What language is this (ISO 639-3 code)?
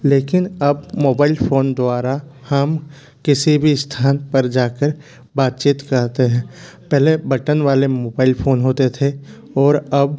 hin